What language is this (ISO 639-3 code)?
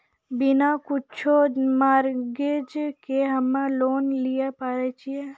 mai